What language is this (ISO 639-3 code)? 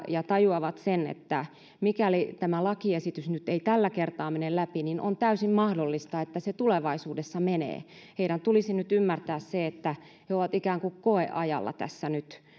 fin